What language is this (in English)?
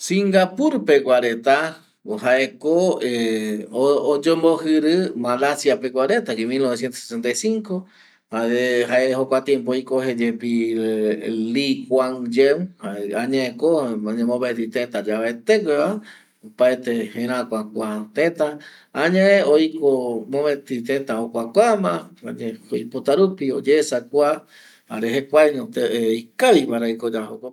Eastern Bolivian Guaraní